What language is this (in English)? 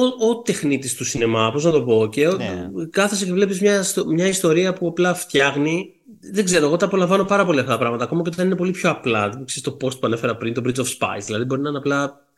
Greek